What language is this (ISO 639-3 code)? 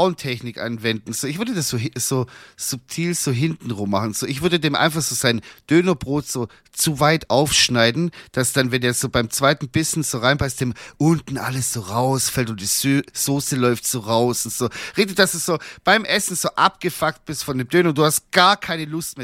deu